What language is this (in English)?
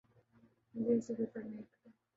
Urdu